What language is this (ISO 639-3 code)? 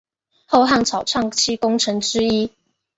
zho